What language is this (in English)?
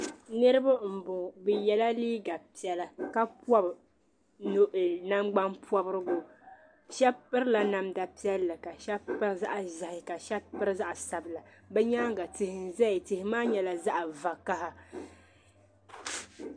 Dagbani